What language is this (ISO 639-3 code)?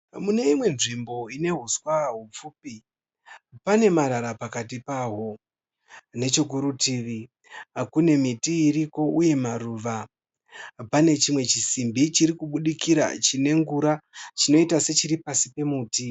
sna